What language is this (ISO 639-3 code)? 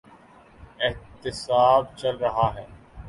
urd